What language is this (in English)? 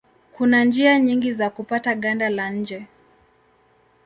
Swahili